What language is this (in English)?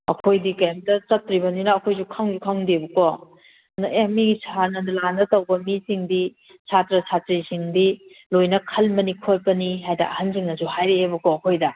Manipuri